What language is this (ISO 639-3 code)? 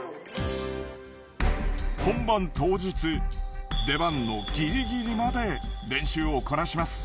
jpn